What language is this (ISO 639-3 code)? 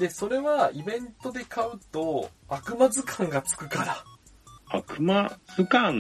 jpn